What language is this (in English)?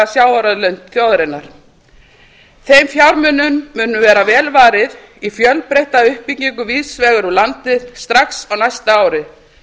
Icelandic